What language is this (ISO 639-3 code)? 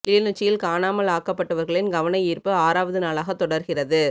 tam